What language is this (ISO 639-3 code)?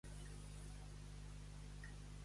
cat